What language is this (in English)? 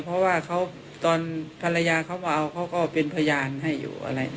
Thai